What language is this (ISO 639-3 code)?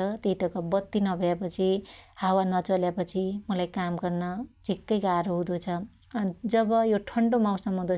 dty